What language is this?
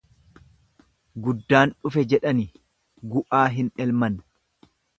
Oromo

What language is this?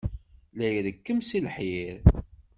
Kabyle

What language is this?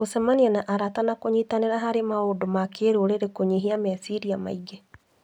Kikuyu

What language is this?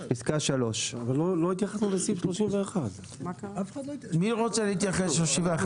Hebrew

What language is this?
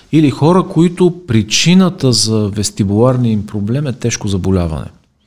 Bulgarian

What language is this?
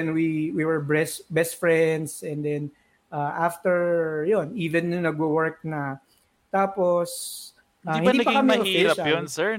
Filipino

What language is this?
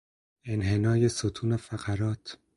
Persian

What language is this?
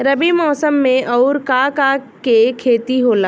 Bhojpuri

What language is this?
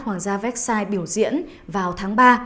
Vietnamese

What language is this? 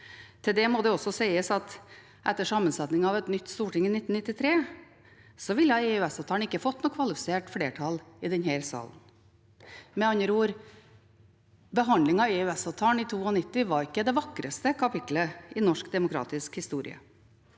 Norwegian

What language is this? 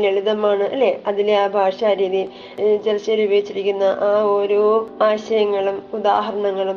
Malayalam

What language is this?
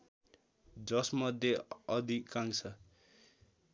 Nepali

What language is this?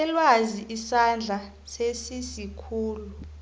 South Ndebele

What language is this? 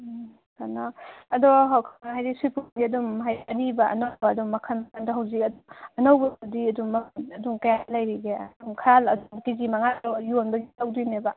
Manipuri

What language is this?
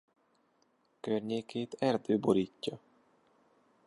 Hungarian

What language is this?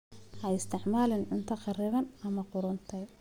Somali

